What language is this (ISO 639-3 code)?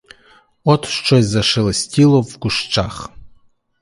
ukr